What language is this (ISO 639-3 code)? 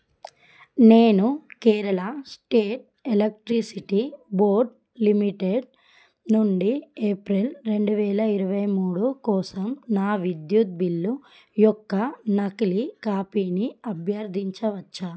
tel